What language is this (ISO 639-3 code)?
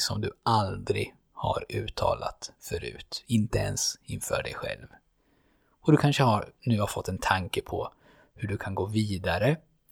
swe